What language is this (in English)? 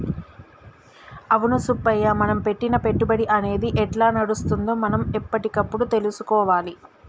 Telugu